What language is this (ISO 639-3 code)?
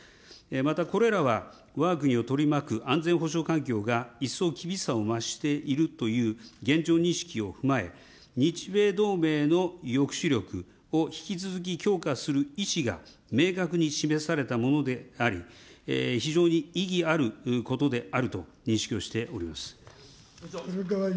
jpn